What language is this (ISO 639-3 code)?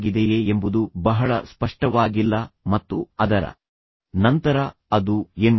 kan